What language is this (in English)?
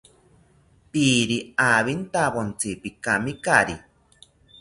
South Ucayali Ashéninka